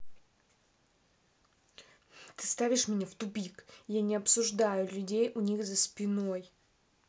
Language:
Russian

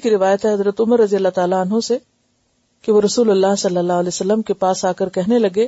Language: Urdu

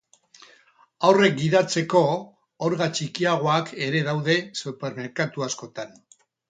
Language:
Basque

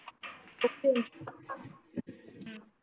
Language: Marathi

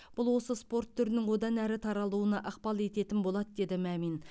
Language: Kazakh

